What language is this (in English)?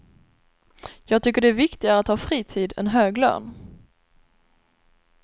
Swedish